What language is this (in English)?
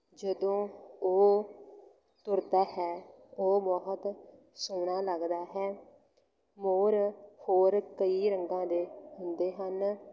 Punjabi